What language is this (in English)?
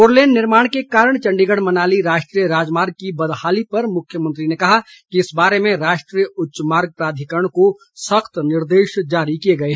Hindi